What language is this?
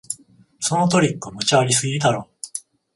Japanese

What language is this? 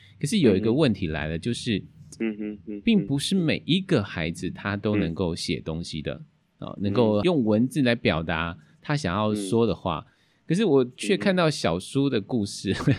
Chinese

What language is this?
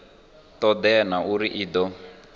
Venda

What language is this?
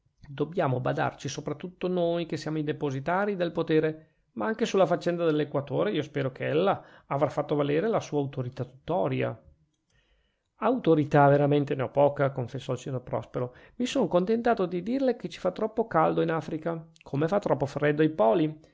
Italian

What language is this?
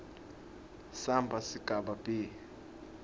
Swati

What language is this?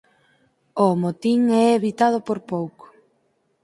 Galician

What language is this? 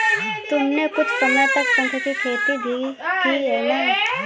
Hindi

